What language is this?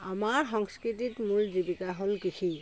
Assamese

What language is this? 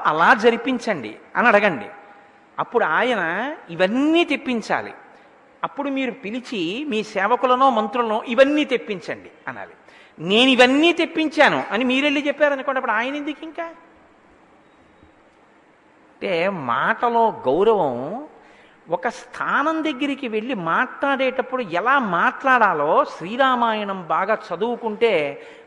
Telugu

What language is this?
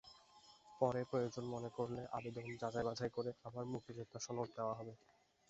Bangla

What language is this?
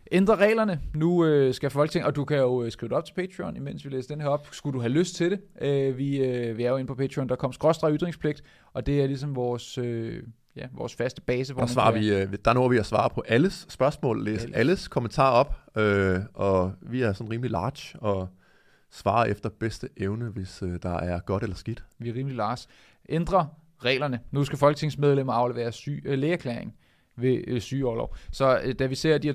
Danish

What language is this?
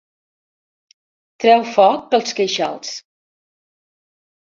Catalan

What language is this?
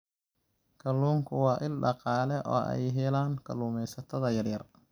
Somali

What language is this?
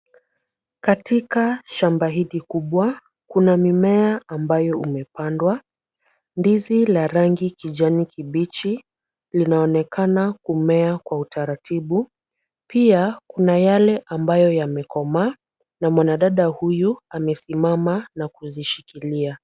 Swahili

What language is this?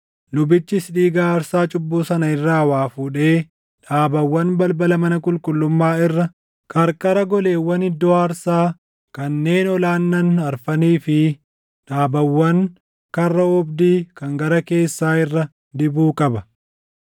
Oromo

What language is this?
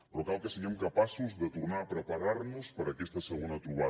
Catalan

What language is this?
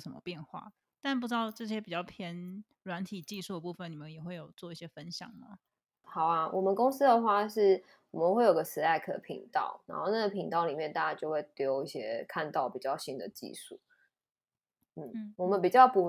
Chinese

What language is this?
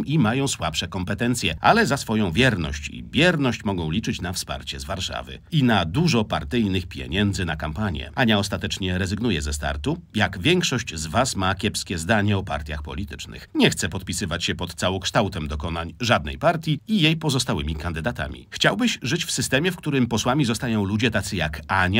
Polish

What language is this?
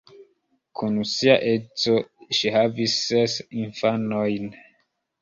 Esperanto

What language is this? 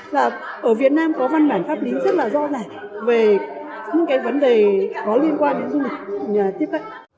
Vietnamese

